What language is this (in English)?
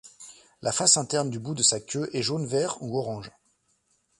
French